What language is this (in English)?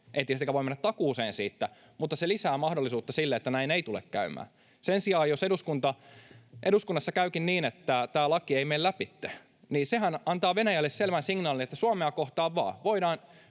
Finnish